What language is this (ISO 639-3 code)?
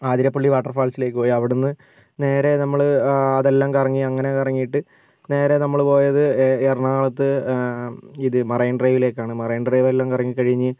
mal